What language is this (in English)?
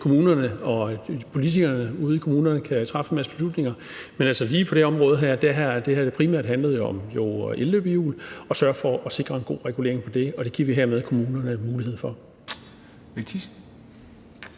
Danish